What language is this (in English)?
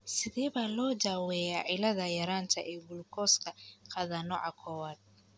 Somali